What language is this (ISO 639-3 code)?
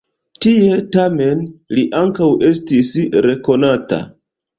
epo